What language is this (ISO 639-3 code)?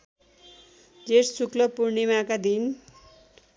nep